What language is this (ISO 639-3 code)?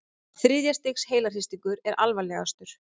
isl